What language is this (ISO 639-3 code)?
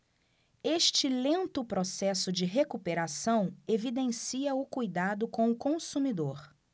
por